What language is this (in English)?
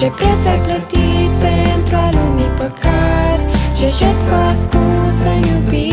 Romanian